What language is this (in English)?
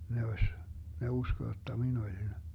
Finnish